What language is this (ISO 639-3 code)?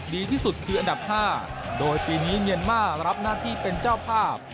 tha